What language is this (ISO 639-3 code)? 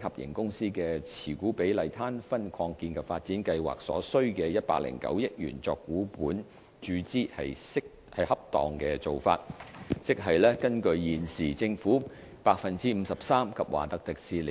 yue